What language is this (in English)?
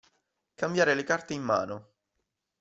Italian